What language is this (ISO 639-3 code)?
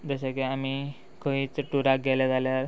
kok